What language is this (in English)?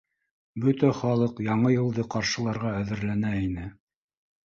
Bashkir